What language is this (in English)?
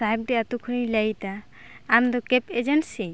Santali